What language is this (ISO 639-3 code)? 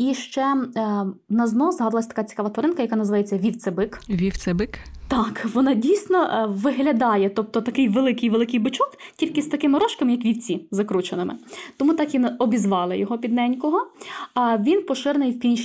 ukr